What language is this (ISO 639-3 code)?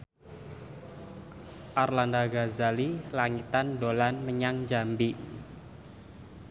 jav